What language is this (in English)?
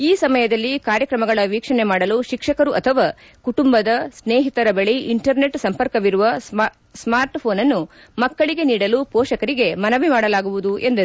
Kannada